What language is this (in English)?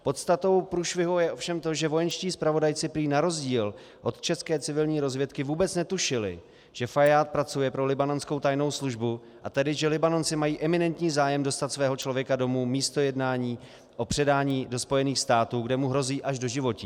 Czech